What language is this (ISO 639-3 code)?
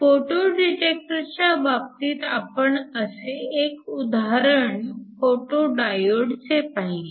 mar